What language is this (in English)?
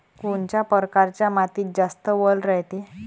Marathi